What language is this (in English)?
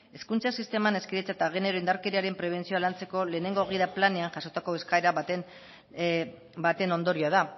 Basque